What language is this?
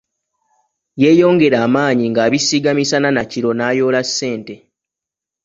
Ganda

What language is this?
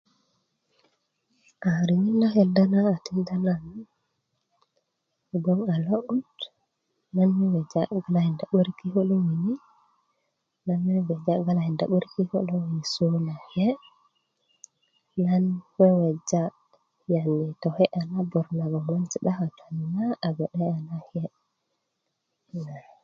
Kuku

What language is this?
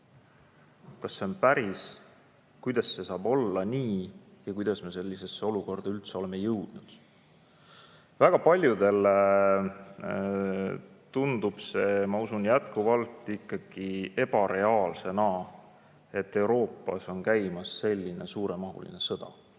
Estonian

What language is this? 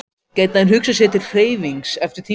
Icelandic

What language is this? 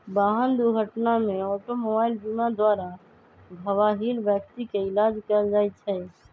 Magahi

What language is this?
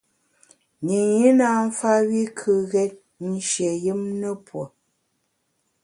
Bamun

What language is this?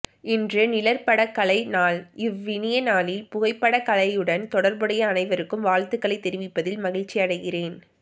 Tamil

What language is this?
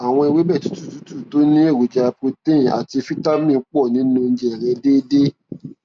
Yoruba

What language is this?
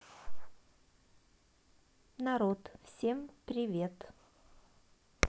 Russian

